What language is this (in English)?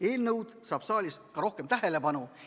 Estonian